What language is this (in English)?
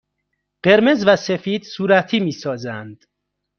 Persian